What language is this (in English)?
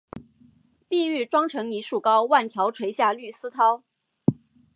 Chinese